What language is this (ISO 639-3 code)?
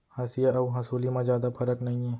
hne